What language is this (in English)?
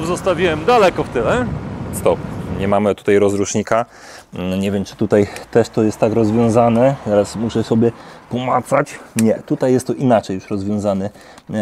Polish